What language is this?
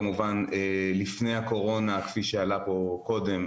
Hebrew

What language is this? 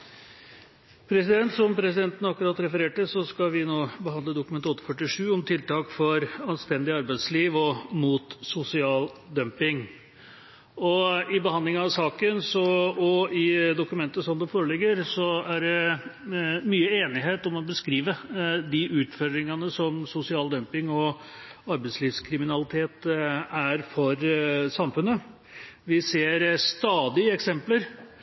Norwegian Bokmål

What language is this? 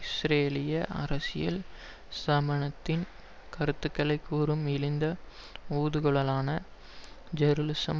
Tamil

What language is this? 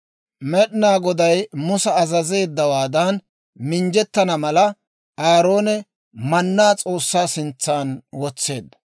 Dawro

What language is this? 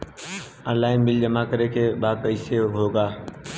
Bhojpuri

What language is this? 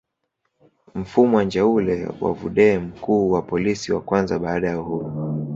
Swahili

